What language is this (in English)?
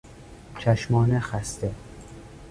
Persian